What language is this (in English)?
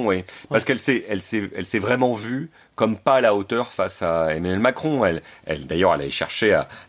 French